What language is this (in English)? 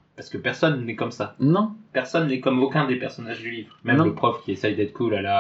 French